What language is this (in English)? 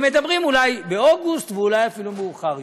Hebrew